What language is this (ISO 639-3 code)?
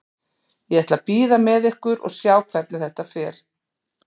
isl